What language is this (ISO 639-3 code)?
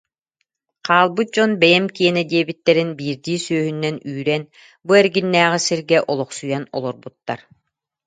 sah